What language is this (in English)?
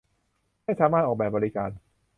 Thai